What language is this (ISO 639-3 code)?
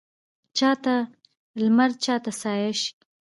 pus